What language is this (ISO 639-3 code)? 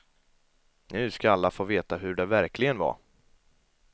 swe